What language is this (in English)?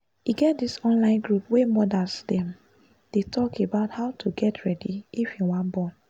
Nigerian Pidgin